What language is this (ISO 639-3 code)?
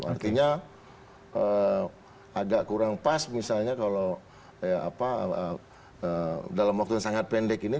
ind